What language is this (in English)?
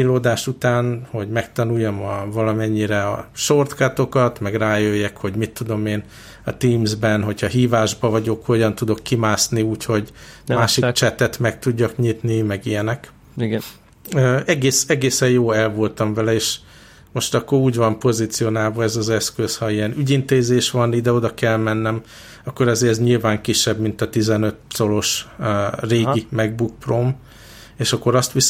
Hungarian